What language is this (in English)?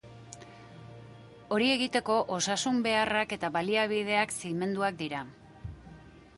Basque